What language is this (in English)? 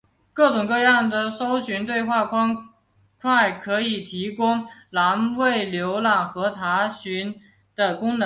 Chinese